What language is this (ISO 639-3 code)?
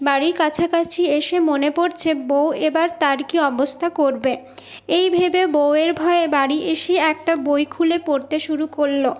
ben